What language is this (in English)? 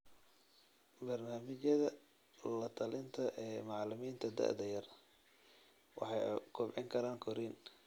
Somali